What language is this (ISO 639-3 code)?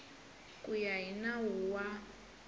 tso